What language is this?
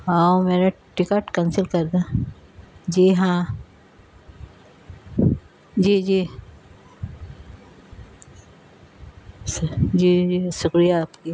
Urdu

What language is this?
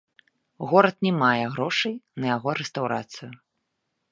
Belarusian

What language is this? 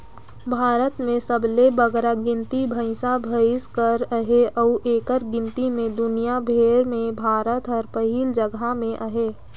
Chhattisgarhi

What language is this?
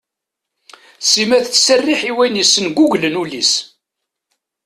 Kabyle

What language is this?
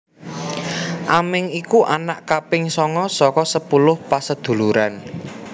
Javanese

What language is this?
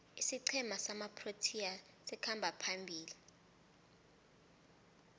South Ndebele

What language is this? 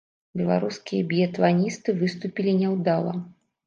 Belarusian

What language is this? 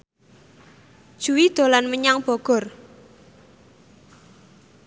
Javanese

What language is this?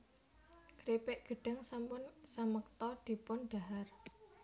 Javanese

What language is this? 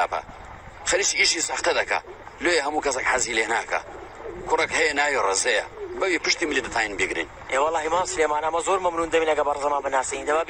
Arabic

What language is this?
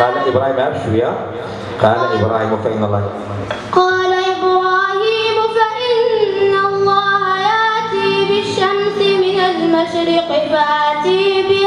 Arabic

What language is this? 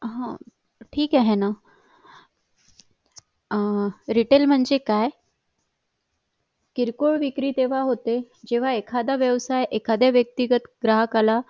Marathi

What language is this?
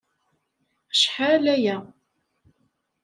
Kabyle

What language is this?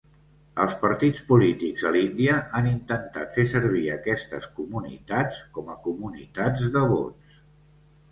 Catalan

